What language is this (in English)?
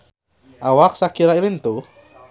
Sundanese